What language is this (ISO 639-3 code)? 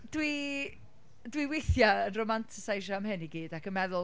cym